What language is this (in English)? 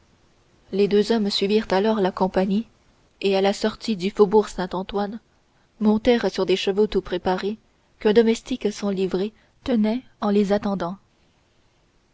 French